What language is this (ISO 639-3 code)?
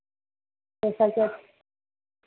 hin